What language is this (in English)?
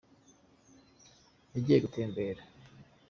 Kinyarwanda